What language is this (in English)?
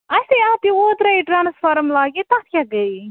Kashmiri